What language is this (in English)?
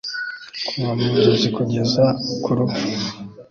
Kinyarwanda